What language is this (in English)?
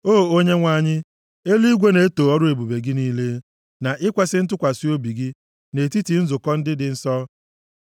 Igbo